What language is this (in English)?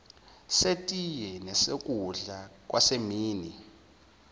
Zulu